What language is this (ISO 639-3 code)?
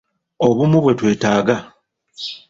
lug